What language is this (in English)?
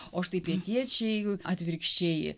Lithuanian